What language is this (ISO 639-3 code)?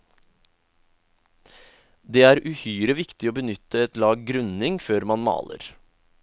nor